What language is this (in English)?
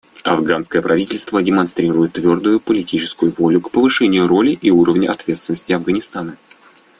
Russian